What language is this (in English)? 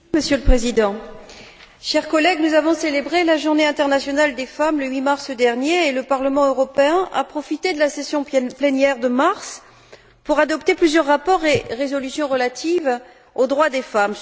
French